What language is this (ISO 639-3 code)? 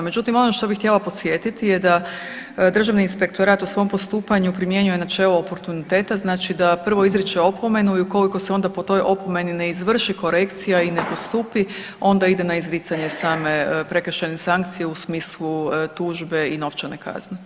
hrv